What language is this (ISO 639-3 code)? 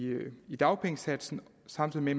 dan